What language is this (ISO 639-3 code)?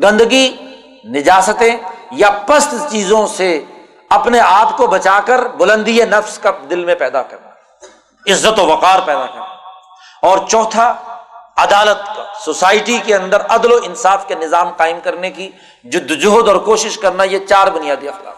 urd